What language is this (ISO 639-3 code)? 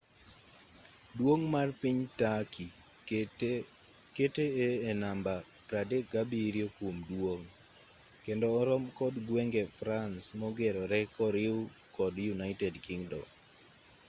luo